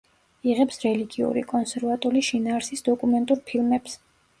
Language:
Georgian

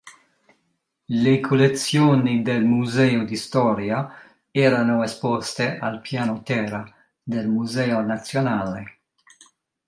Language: Italian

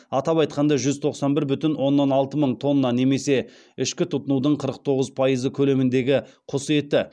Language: Kazakh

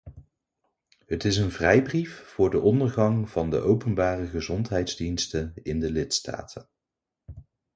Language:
Dutch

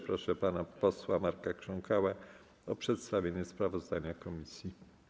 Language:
Polish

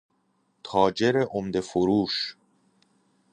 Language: Persian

